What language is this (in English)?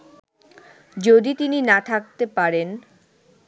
Bangla